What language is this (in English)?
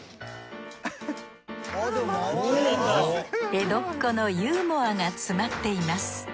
Japanese